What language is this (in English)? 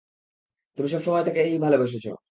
Bangla